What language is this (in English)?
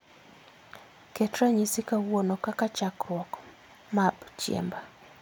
Luo (Kenya and Tanzania)